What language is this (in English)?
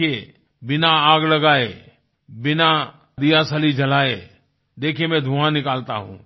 Hindi